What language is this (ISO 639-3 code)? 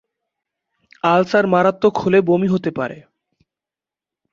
ben